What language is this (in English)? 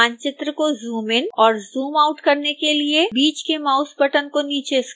Hindi